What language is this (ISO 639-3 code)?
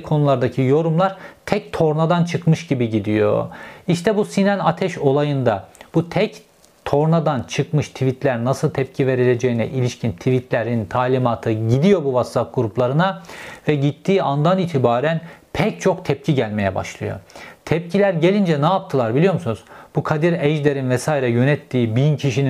tur